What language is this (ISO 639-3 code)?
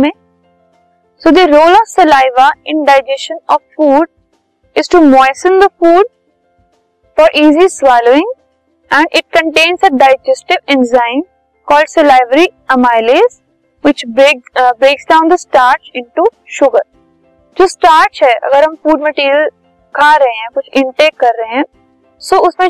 hin